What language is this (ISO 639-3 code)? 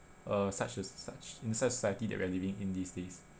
eng